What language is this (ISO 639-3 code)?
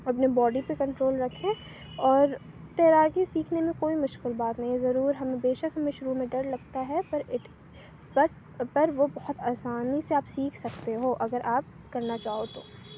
urd